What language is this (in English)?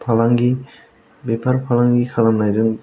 Bodo